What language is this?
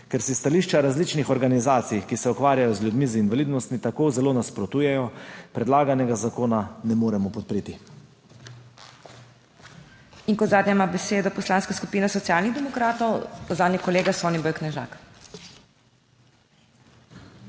Slovenian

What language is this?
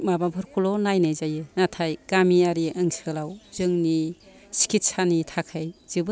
Bodo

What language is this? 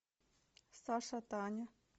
Russian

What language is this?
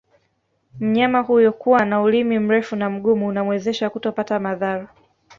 Swahili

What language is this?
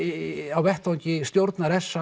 Icelandic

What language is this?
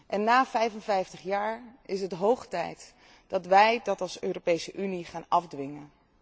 Dutch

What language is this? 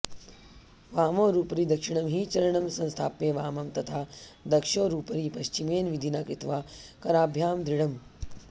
Sanskrit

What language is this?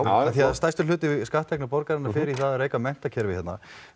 Icelandic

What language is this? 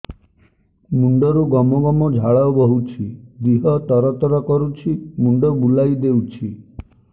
Odia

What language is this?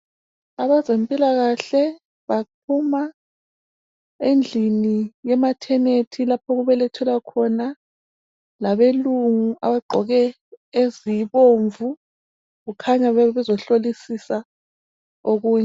North Ndebele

